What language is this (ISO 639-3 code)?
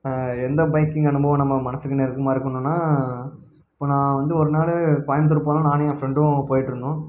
tam